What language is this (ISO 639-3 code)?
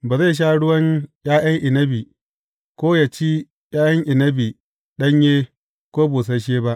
hau